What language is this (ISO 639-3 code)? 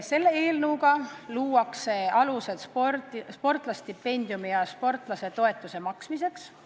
est